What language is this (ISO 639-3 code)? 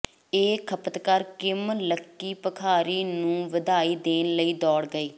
pan